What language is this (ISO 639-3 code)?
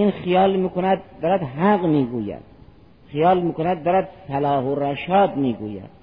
fas